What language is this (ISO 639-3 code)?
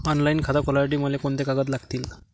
mar